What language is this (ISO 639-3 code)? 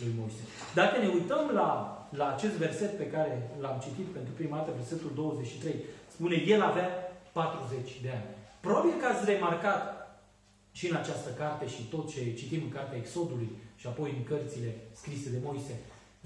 ron